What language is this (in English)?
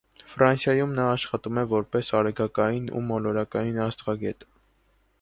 Armenian